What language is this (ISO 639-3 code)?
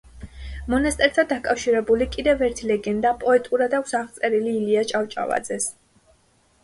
kat